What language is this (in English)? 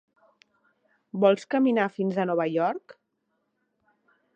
Catalan